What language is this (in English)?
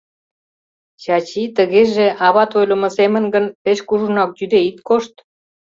Mari